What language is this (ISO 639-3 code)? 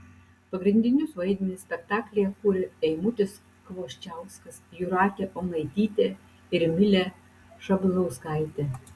lit